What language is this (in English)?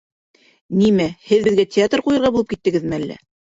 Bashkir